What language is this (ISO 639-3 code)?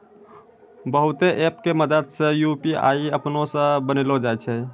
mai